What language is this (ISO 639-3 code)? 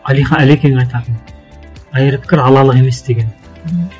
kaz